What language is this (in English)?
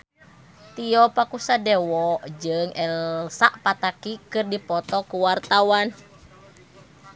Sundanese